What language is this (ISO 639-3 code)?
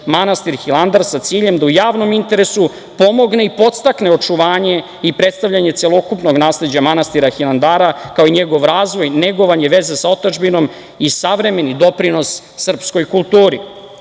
srp